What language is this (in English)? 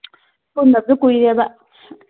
Manipuri